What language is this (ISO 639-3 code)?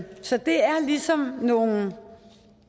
dan